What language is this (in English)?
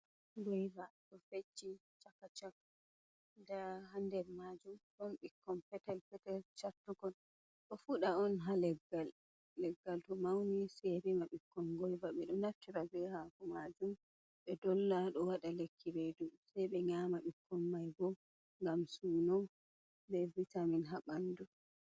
Fula